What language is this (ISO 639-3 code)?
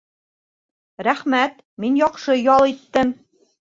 bak